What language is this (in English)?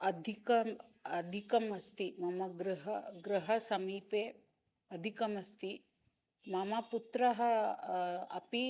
Sanskrit